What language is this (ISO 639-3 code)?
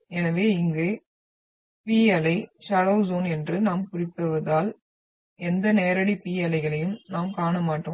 tam